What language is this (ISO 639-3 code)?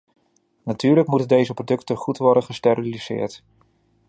nld